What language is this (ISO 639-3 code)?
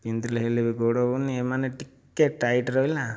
ori